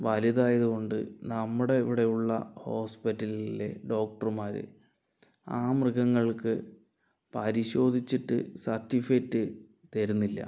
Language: Malayalam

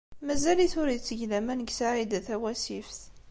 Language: Kabyle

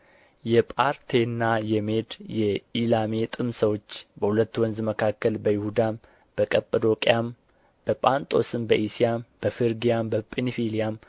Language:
Amharic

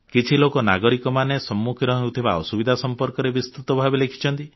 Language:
Odia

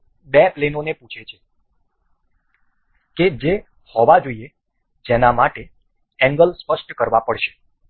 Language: Gujarati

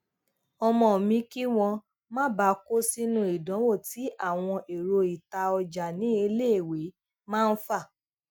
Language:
Yoruba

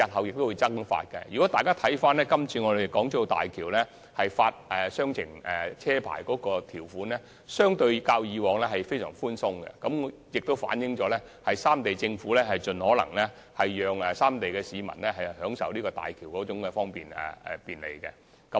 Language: Cantonese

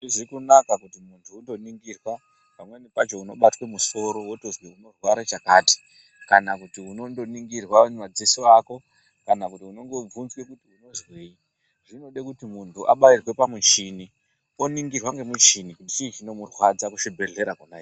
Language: Ndau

